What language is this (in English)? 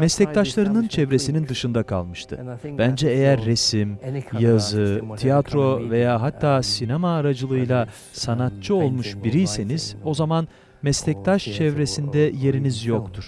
Turkish